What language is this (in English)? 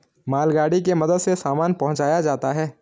Hindi